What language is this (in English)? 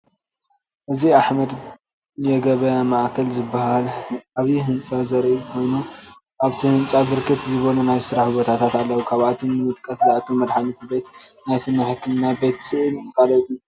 Tigrinya